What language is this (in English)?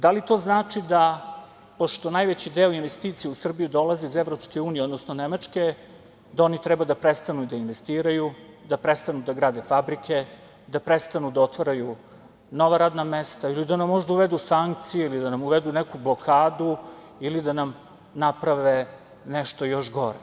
Serbian